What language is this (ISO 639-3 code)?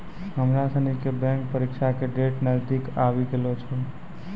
mai